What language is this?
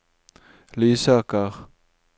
Norwegian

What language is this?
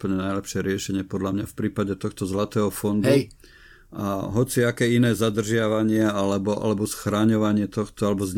Slovak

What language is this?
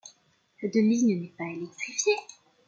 French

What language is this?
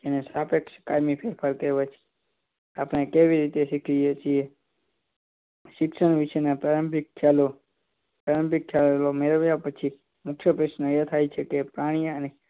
Gujarati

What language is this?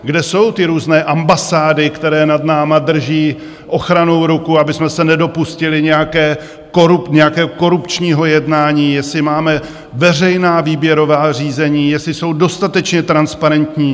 Czech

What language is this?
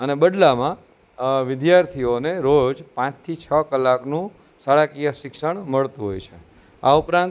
Gujarati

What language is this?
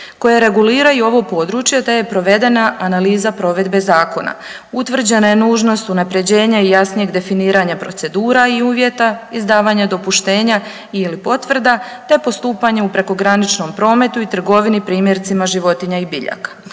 Croatian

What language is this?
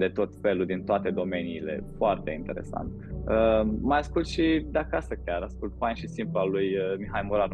Romanian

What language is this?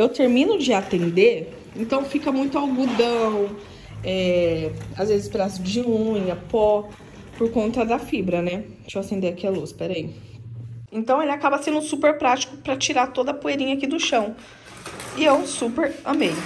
Portuguese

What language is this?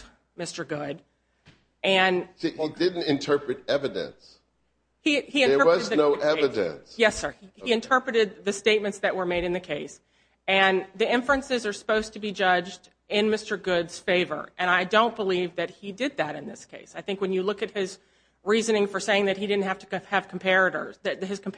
English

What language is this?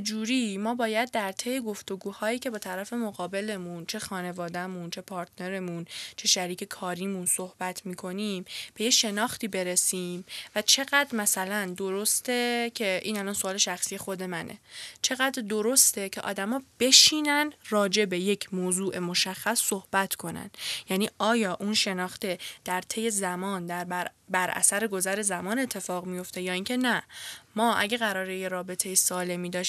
Persian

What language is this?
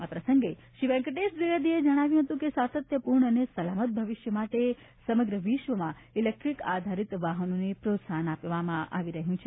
Gujarati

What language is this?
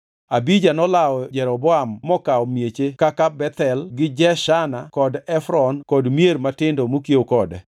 Luo (Kenya and Tanzania)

